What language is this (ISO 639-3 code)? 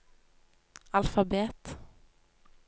nor